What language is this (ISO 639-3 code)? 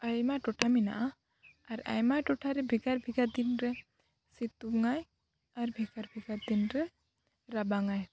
sat